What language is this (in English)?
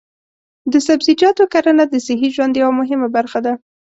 Pashto